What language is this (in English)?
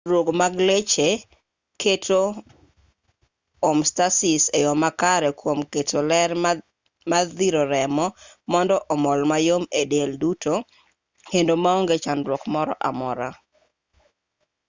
Luo (Kenya and Tanzania)